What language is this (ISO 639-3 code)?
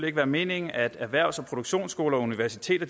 dan